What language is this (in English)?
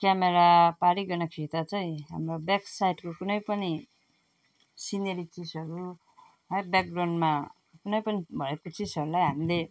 Nepali